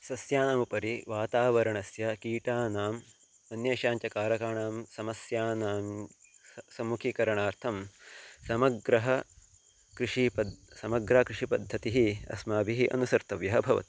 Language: Sanskrit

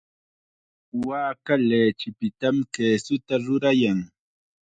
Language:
Chiquián Ancash Quechua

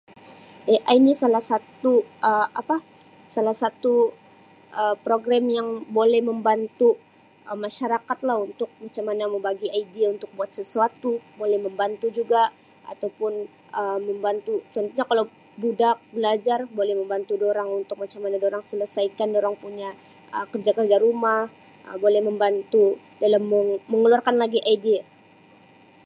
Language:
Sabah Malay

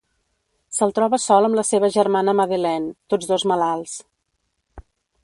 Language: Catalan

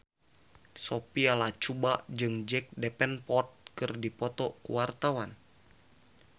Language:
Sundanese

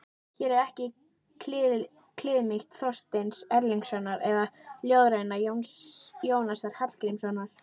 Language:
Icelandic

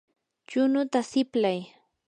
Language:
Yanahuanca Pasco Quechua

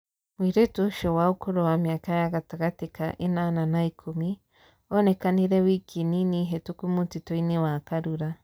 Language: Kikuyu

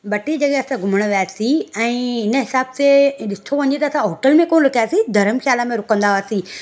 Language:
Sindhi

